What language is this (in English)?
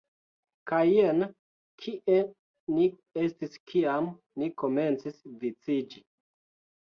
Esperanto